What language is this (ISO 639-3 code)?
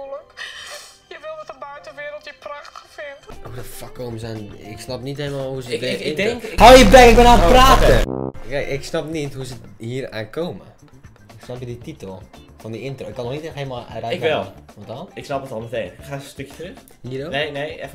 nld